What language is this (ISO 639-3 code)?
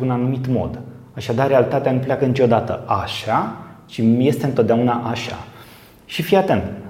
ron